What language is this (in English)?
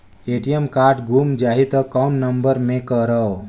Chhattisgarhi